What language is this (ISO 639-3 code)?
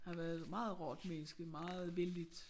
dan